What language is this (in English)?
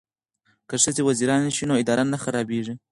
Pashto